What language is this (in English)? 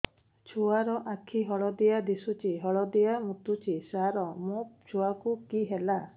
Odia